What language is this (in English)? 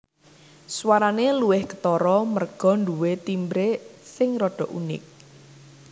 Javanese